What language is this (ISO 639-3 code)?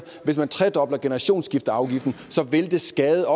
dan